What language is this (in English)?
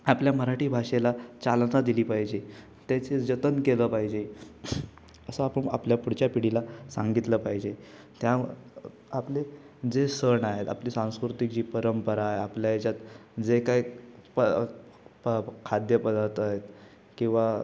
Marathi